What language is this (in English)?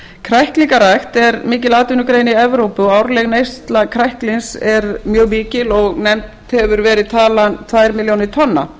Icelandic